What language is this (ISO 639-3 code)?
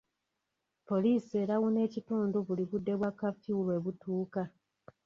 lug